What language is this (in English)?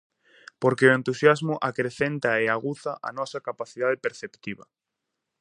Galician